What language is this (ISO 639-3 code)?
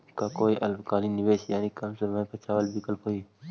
mag